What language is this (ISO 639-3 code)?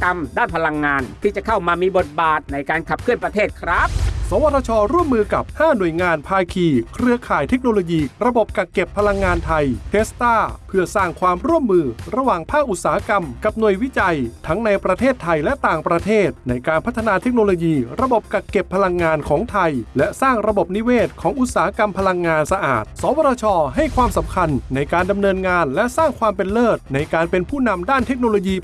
tha